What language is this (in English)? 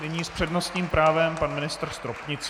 Czech